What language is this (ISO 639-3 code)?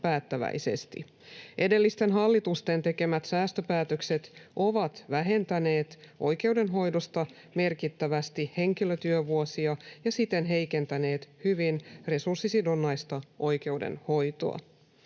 fin